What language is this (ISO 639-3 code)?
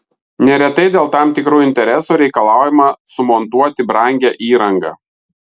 lit